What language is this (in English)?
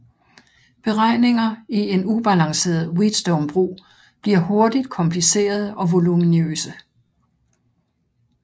Danish